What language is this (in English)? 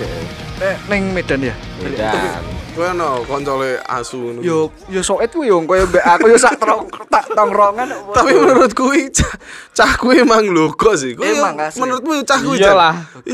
Indonesian